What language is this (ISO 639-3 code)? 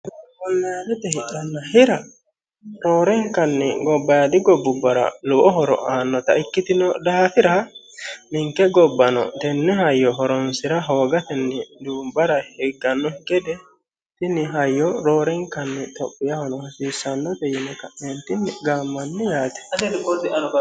sid